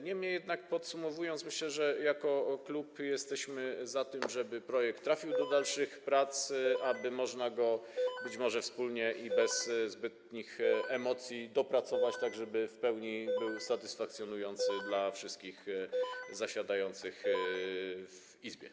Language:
Polish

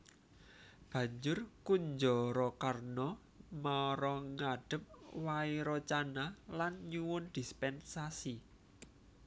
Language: Javanese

